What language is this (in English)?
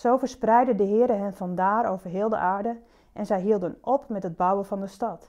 Dutch